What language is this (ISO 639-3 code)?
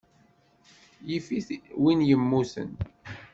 kab